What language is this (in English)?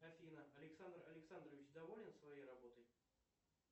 Russian